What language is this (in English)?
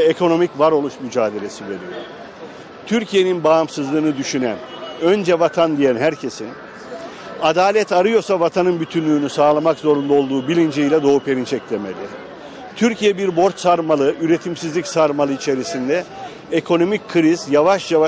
Turkish